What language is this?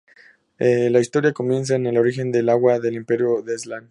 Spanish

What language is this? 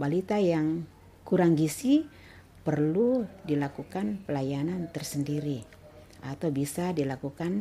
Indonesian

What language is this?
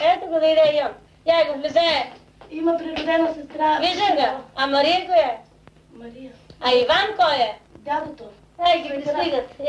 Bulgarian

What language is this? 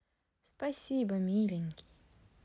Russian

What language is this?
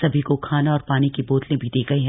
Hindi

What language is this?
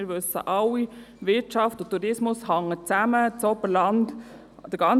Swiss German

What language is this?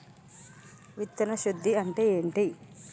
Telugu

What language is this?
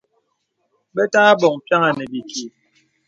Bebele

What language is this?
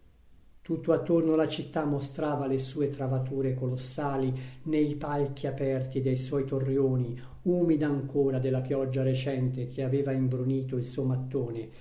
Italian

